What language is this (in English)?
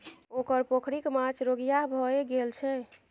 Maithili